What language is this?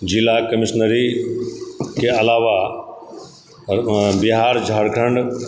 Maithili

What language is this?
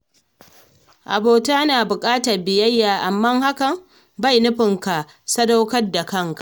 Hausa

